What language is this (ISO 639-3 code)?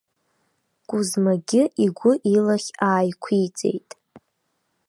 abk